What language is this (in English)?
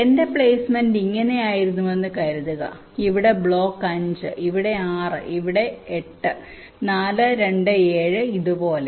Malayalam